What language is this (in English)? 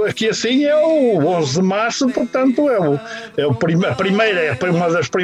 Portuguese